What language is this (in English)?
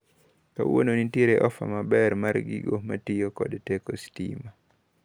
Luo (Kenya and Tanzania)